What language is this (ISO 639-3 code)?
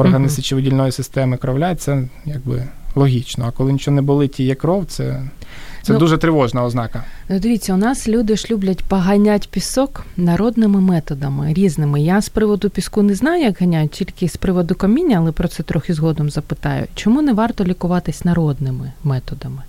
ukr